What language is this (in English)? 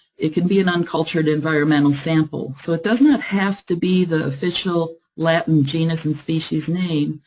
English